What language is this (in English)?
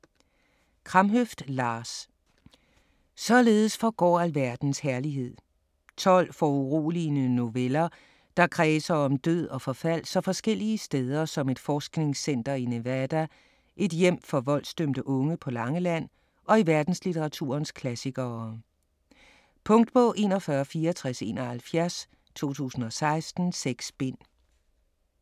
Danish